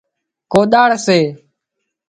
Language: Wadiyara Koli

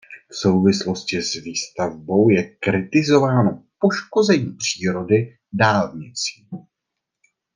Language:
Czech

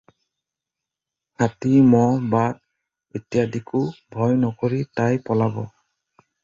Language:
Assamese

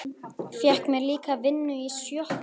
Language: Icelandic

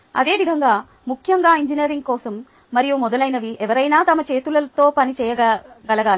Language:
Telugu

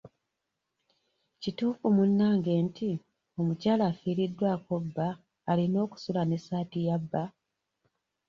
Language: Ganda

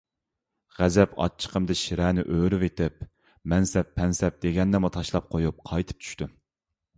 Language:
Uyghur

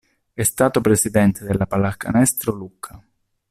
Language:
Italian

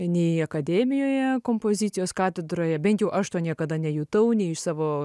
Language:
Lithuanian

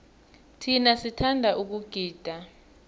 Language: South Ndebele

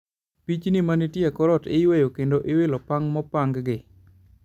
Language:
Luo (Kenya and Tanzania)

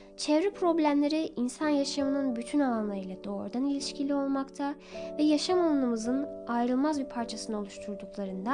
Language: Turkish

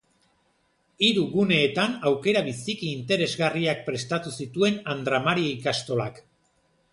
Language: Basque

